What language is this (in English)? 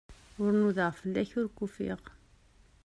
Kabyle